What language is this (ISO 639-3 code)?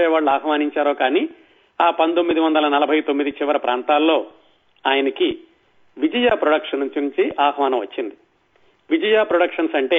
tel